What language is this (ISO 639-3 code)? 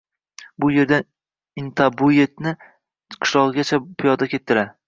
uzb